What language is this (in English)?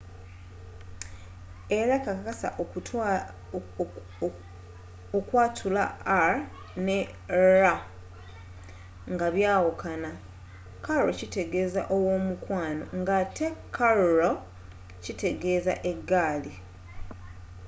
Ganda